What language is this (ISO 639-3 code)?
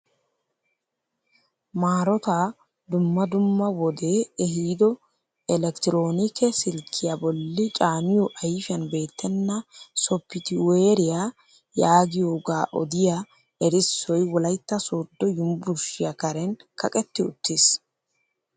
wal